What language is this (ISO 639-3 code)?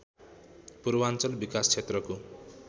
nep